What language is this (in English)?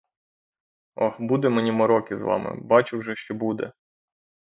Ukrainian